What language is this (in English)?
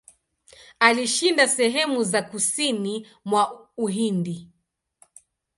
Swahili